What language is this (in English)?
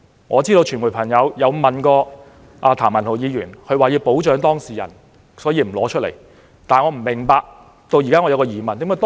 Cantonese